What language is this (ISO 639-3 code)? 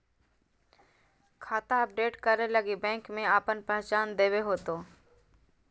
mag